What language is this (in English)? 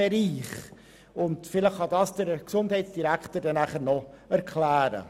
Swiss German